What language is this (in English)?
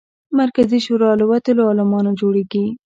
Pashto